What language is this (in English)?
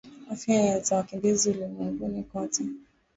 Swahili